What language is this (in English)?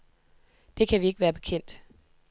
Danish